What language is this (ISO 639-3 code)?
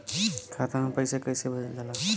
bho